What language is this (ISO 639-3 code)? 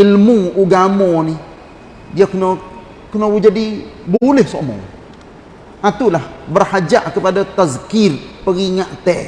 msa